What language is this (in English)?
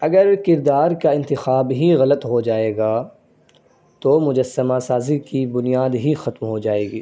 Urdu